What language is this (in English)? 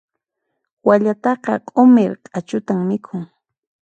Puno Quechua